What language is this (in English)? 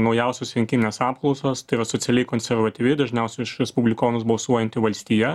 Lithuanian